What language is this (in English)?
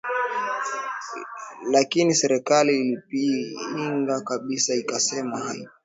Swahili